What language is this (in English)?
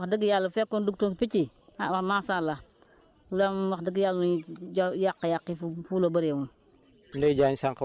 Wolof